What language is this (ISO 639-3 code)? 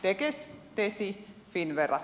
fin